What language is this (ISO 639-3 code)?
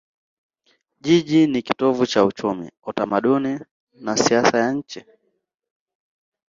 swa